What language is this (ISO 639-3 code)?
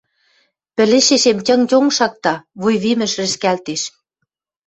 mrj